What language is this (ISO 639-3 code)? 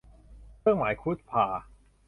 tha